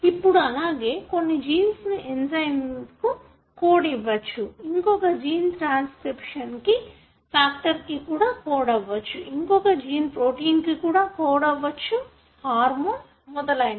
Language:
Telugu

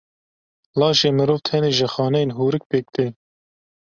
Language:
Kurdish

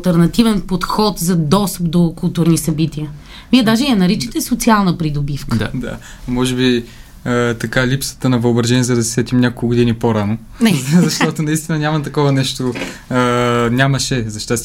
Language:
Bulgarian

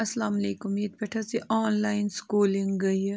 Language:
Kashmiri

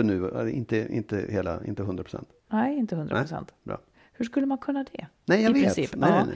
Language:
Swedish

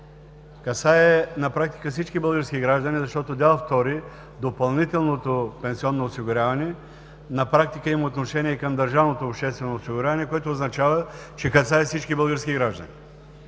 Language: Bulgarian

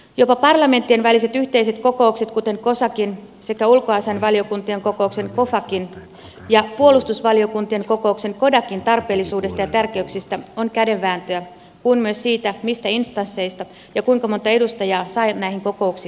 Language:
Finnish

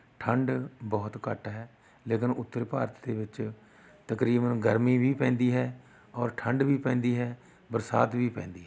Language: Punjabi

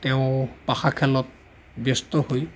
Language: Assamese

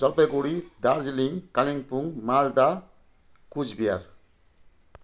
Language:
Nepali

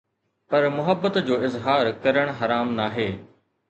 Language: Sindhi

